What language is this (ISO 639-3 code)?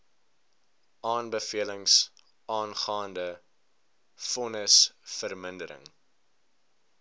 afr